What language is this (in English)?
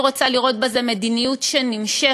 Hebrew